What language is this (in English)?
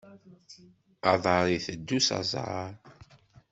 Kabyle